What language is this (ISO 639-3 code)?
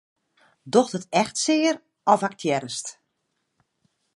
fry